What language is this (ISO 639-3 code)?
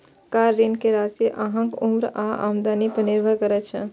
mai